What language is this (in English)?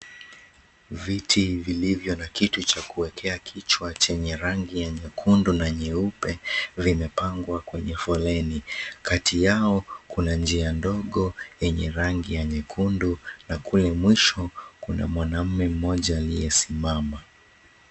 Swahili